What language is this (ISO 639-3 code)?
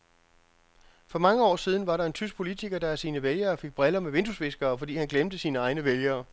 dan